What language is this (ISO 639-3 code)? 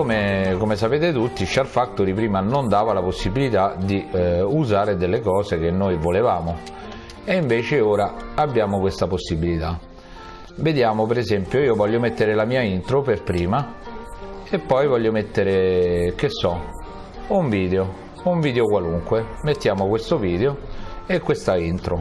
ita